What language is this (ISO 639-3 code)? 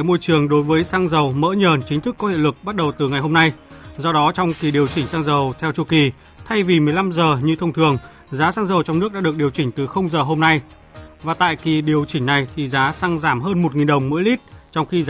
vie